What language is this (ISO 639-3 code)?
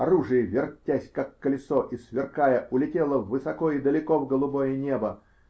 rus